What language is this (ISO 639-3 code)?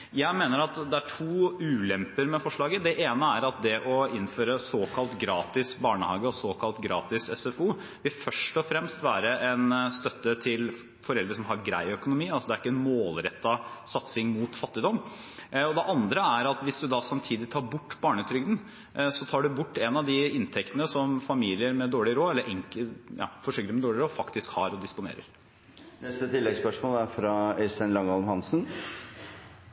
nor